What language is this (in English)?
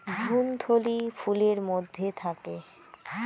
Bangla